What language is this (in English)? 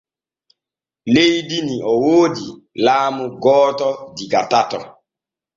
Borgu Fulfulde